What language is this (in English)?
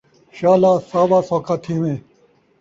Saraiki